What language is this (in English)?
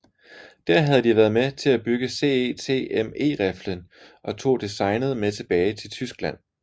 Danish